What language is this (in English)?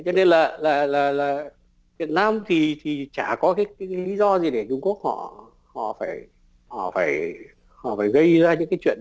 Vietnamese